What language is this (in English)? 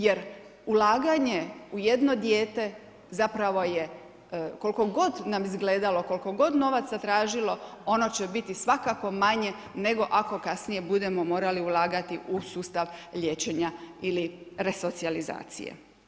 Croatian